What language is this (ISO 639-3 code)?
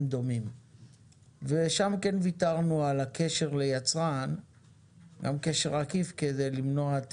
heb